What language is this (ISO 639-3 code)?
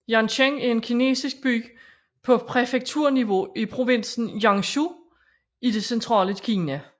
dan